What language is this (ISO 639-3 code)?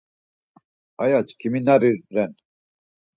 lzz